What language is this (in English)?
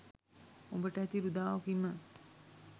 Sinhala